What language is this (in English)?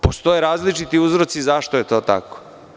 Serbian